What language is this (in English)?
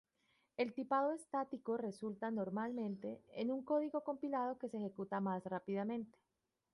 Spanish